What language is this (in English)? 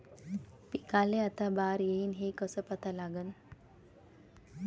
Marathi